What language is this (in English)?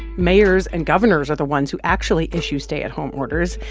English